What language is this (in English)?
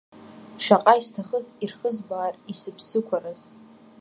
Abkhazian